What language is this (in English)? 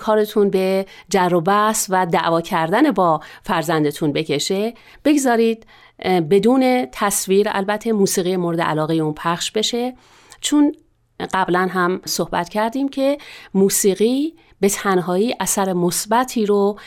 Persian